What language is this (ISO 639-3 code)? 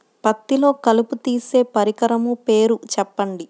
tel